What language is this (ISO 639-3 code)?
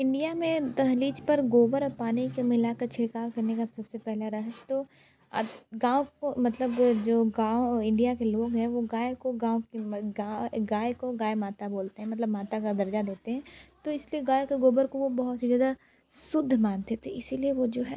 hin